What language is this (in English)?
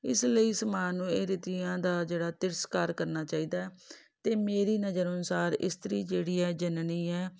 Punjabi